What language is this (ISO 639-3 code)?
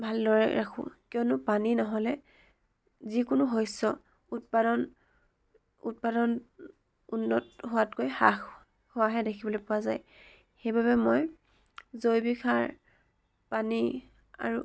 asm